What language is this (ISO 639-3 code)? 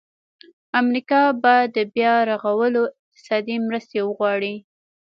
pus